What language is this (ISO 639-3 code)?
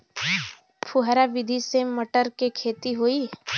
bho